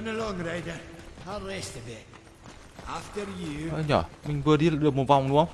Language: Vietnamese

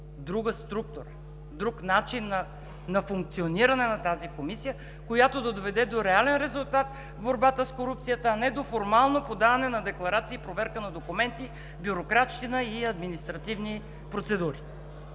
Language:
Bulgarian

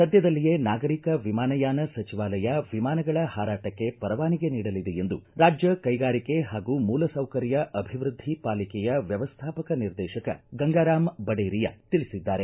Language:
Kannada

